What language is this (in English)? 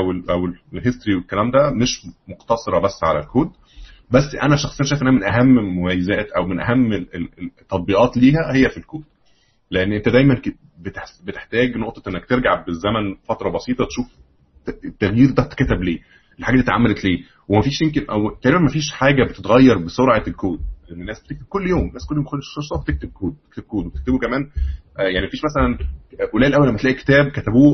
Arabic